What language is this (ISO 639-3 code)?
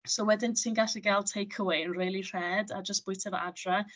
cym